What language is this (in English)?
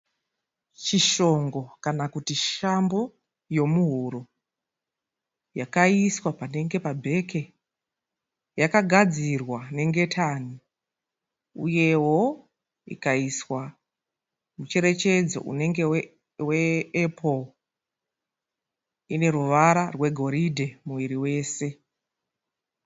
Shona